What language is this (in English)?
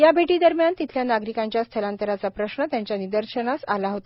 Marathi